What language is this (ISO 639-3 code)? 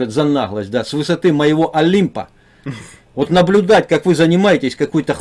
rus